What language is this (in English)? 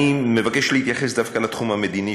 Hebrew